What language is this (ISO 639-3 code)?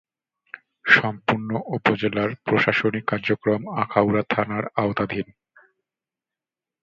ben